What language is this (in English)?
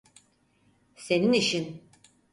Turkish